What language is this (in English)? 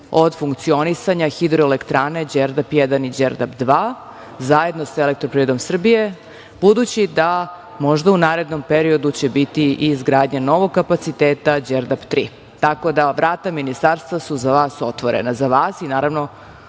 Serbian